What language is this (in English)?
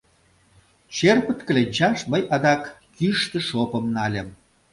Mari